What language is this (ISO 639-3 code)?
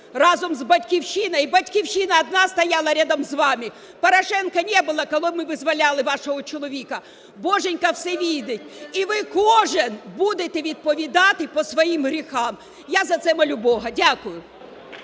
ukr